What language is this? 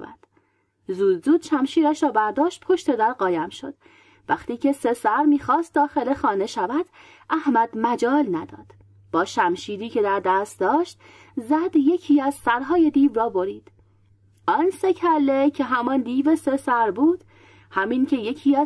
Persian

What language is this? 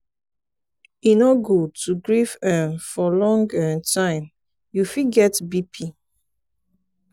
Nigerian Pidgin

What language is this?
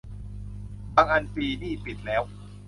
Thai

